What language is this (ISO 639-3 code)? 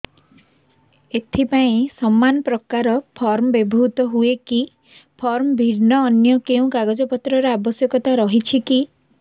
ori